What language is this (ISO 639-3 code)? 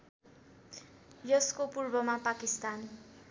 nep